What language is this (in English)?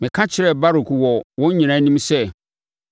Akan